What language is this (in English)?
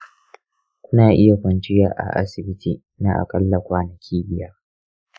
Hausa